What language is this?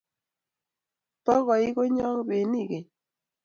Kalenjin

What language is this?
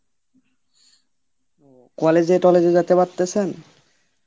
Bangla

